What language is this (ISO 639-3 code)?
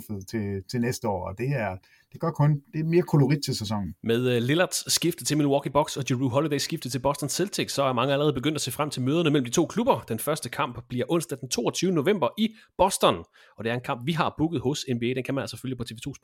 dan